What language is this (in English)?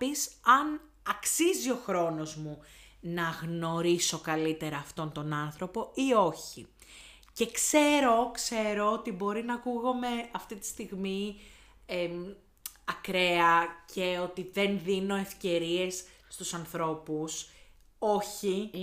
Greek